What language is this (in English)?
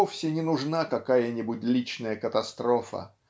Russian